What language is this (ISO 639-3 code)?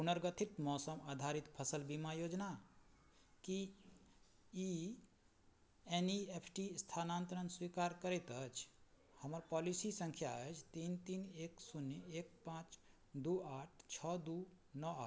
mai